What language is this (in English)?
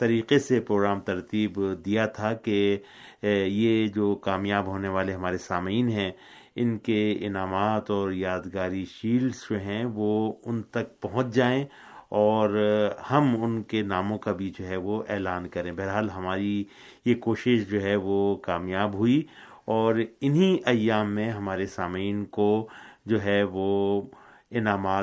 Urdu